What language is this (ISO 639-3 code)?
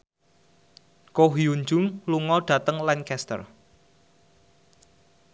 jav